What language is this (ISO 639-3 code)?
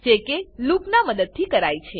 guj